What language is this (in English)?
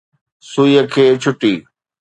Sindhi